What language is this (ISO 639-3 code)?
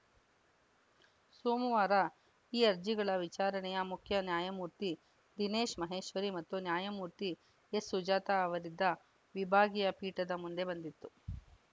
kan